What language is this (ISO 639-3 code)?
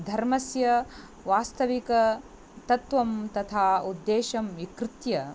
san